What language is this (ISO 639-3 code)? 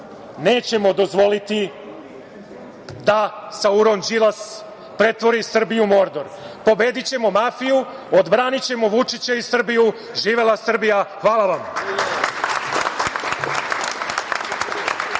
srp